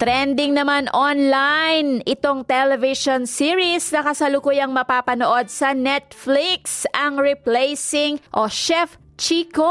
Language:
Filipino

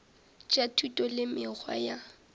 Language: Northern Sotho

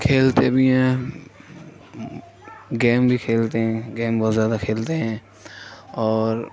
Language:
Urdu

